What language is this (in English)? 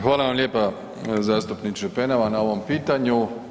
Croatian